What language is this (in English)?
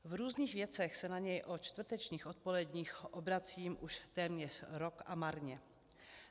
Czech